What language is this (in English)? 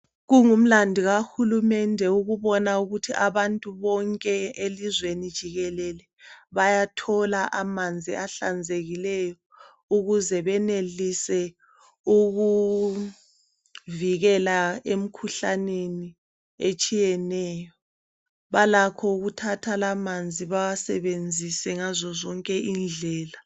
North Ndebele